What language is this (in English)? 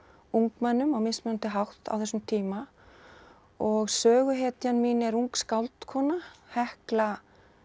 Icelandic